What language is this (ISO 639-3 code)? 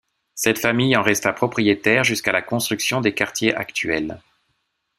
fra